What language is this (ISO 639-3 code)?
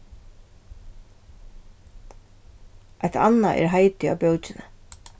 fao